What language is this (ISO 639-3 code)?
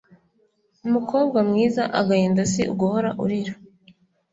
kin